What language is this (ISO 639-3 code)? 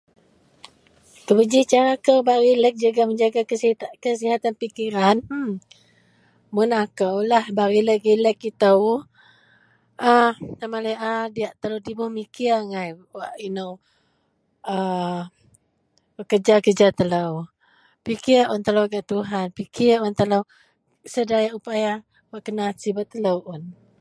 mel